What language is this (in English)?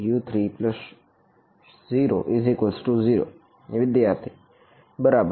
Gujarati